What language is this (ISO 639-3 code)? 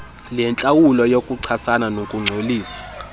xho